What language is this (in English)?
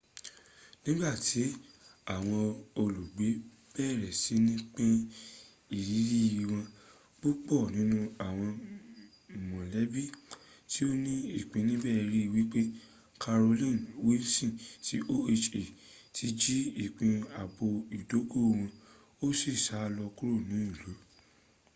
Yoruba